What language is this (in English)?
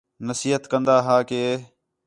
Khetrani